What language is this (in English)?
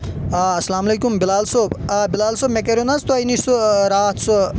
Kashmiri